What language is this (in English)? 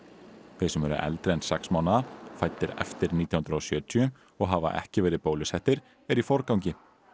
Icelandic